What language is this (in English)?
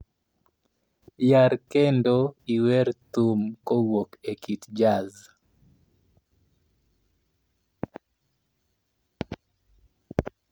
Luo (Kenya and Tanzania)